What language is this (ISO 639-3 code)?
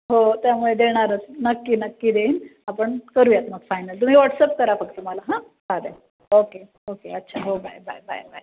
mar